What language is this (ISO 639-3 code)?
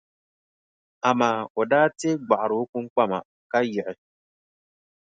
dag